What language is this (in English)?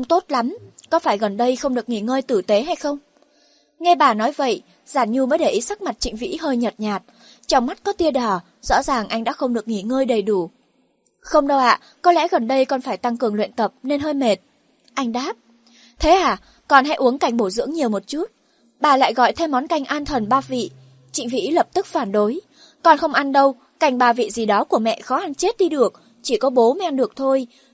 Vietnamese